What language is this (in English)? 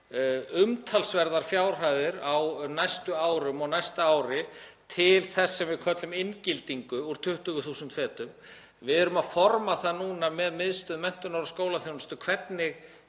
Icelandic